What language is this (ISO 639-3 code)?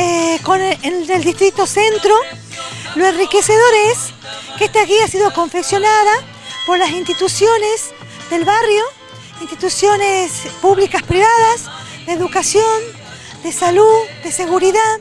spa